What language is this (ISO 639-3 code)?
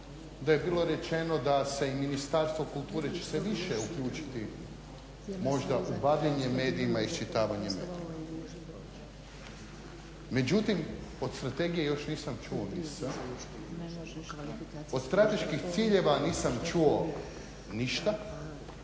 hrv